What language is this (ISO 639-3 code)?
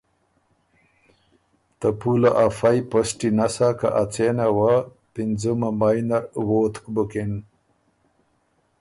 oru